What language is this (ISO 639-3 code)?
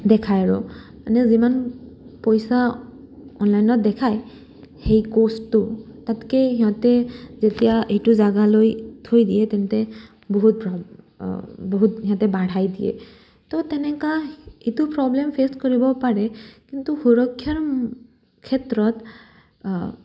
asm